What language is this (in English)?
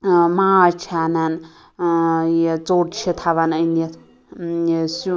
Kashmiri